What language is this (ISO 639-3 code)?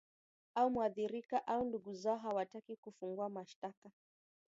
swa